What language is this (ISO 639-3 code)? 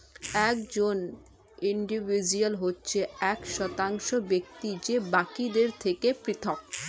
ben